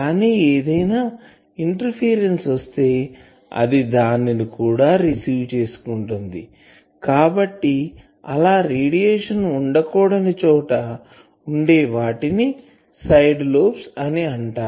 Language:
Telugu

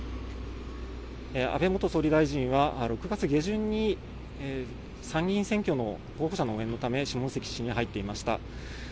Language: Japanese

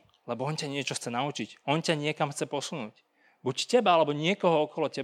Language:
Slovak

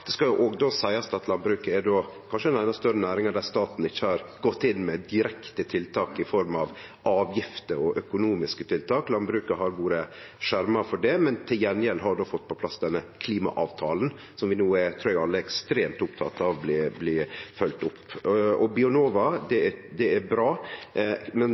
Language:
Norwegian Nynorsk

